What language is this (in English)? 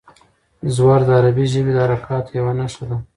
Pashto